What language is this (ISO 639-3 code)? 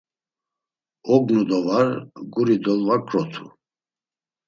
lzz